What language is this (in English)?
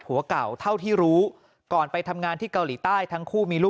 Thai